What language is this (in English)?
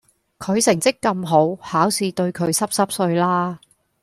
Cantonese